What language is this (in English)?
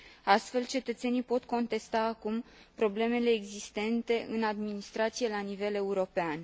Romanian